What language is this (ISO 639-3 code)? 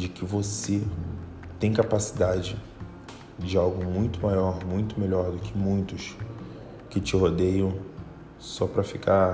por